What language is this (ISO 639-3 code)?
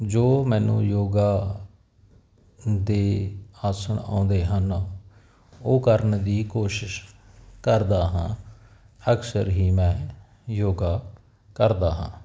pan